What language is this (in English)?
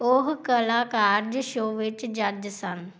Punjabi